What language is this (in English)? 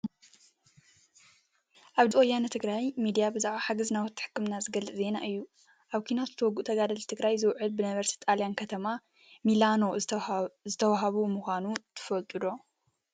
Tigrinya